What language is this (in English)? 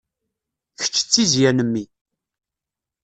Kabyle